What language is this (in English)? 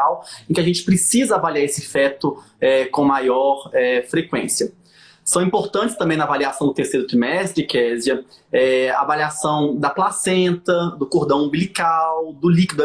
Portuguese